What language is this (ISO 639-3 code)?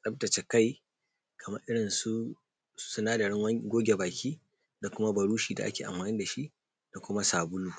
hau